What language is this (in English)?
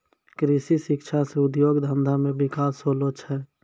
Maithili